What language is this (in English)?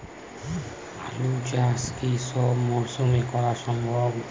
Bangla